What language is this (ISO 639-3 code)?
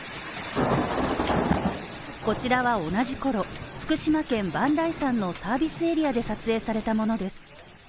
jpn